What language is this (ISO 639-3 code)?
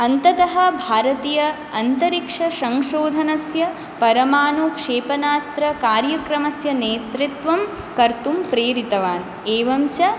san